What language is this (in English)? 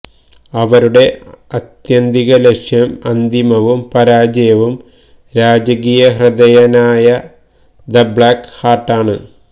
Malayalam